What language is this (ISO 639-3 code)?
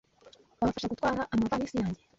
kin